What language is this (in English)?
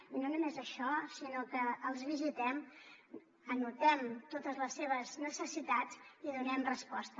Catalan